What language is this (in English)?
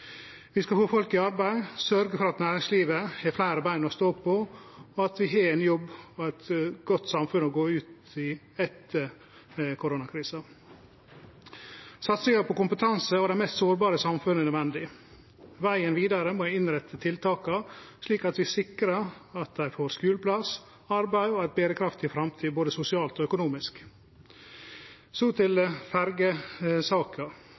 Norwegian Nynorsk